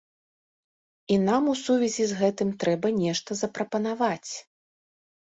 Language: Belarusian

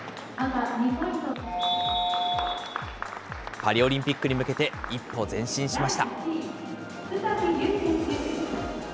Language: Japanese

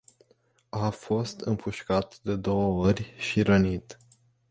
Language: Romanian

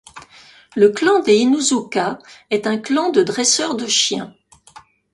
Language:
French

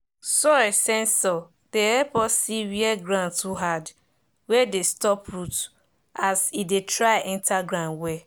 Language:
Nigerian Pidgin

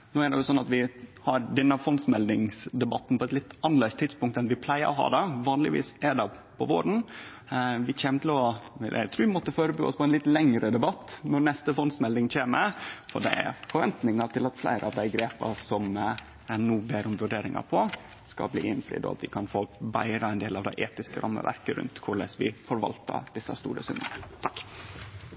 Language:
Norwegian Nynorsk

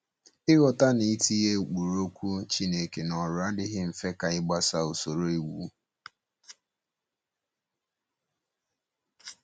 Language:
Igbo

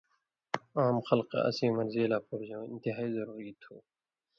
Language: Indus Kohistani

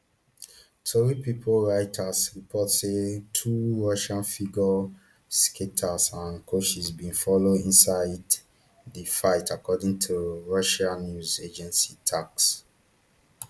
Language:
Nigerian Pidgin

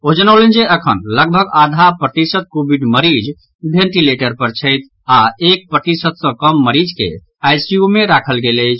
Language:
Maithili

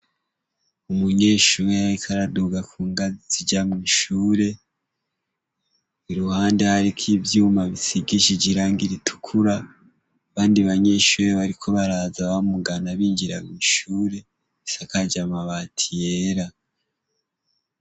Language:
Rundi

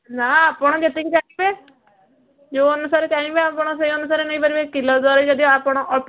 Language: Odia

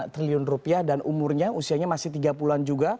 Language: Indonesian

